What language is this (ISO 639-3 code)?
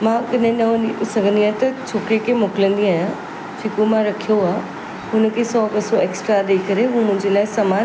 snd